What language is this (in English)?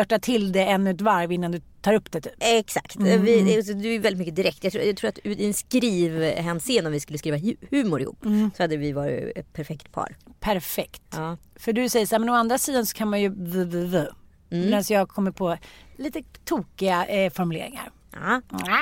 Swedish